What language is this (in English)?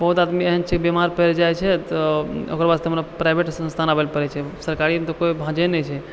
Maithili